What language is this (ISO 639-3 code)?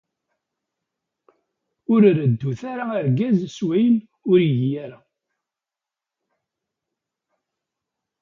kab